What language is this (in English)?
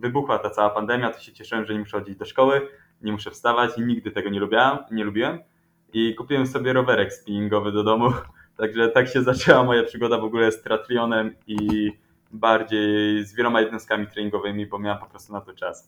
Polish